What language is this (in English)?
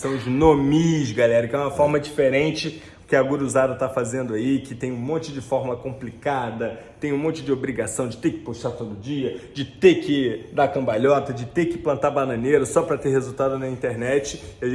Portuguese